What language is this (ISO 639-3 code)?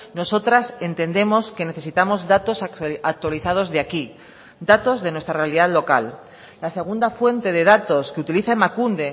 spa